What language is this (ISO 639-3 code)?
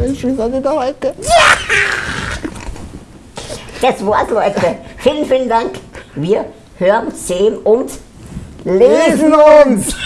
deu